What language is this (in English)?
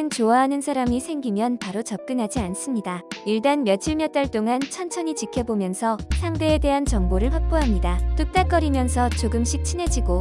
Korean